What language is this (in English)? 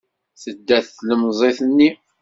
Kabyle